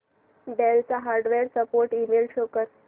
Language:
Marathi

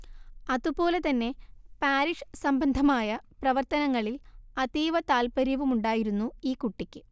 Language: Malayalam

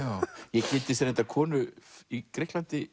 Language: Icelandic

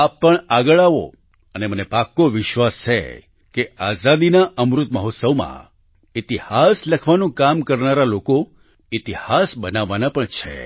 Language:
Gujarati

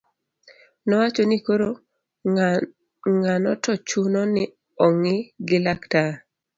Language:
Luo (Kenya and Tanzania)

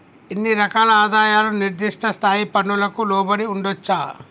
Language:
Telugu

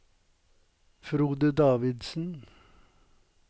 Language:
Norwegian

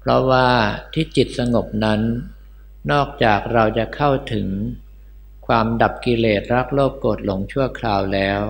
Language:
Thai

